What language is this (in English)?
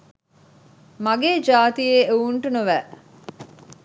Sinhala